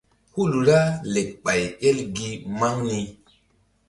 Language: Mbum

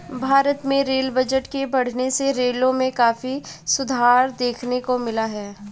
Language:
Hindi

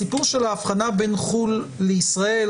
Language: Hebrew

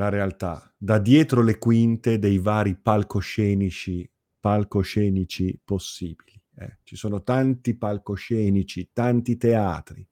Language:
Italian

